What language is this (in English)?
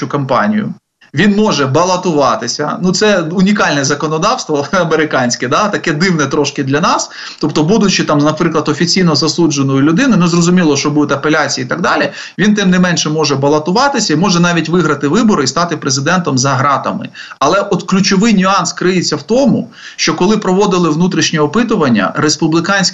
Ukrainian